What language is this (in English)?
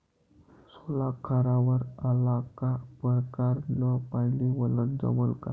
Marathi